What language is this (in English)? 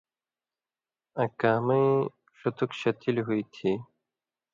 Indus Kohistani